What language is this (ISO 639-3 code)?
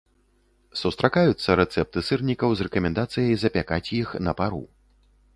bel